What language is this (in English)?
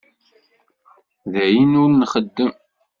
Kabyle